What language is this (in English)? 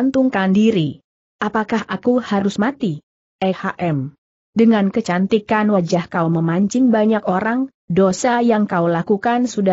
Indonesian